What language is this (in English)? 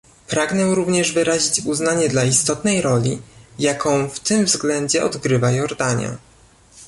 Polish